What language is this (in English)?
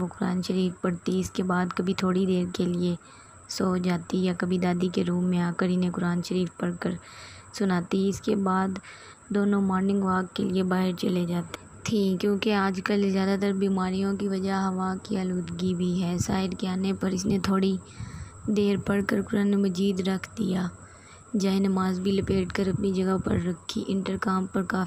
Hindi